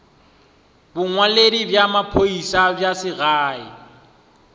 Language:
Northern Sotho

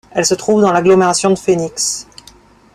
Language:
French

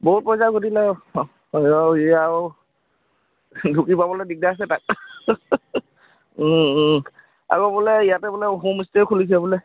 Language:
Assamese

